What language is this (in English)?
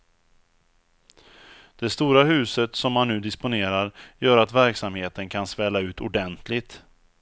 Swedish